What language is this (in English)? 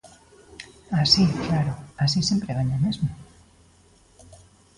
Galician